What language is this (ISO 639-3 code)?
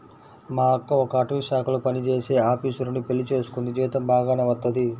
tel